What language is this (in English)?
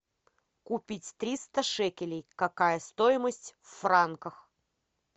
Russian